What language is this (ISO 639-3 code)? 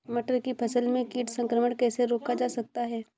hin